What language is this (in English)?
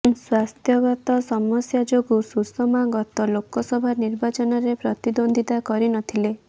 Odia